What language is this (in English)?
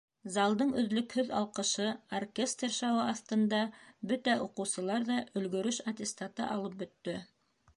Bashkir